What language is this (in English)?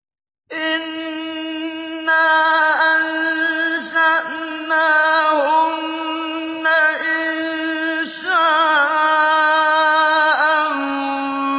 Arabic